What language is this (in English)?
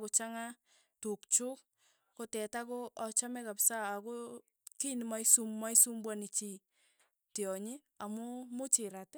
Tugen